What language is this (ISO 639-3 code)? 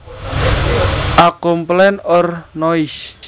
jav